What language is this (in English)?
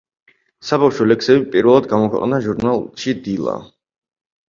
Georgian